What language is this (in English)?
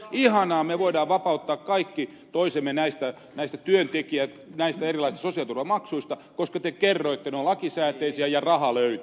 Finnish